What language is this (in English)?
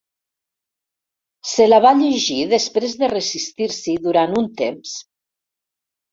Catalan